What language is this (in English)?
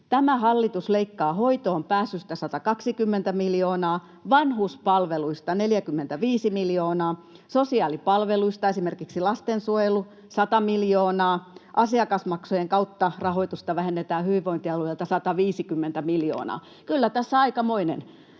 Finnish